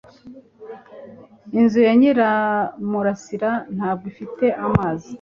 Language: Kinyarwanda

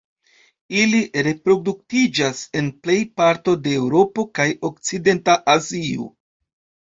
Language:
Esperanto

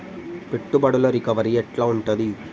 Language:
Telugu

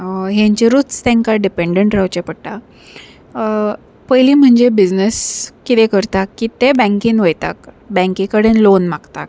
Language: Konkani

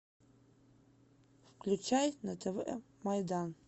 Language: Russian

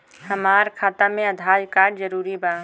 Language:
Bhojpuri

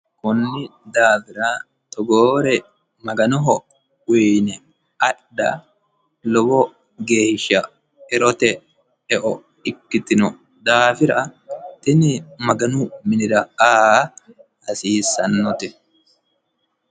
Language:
Sidamo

